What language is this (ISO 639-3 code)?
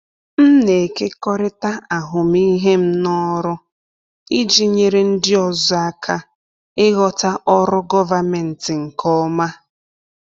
ibo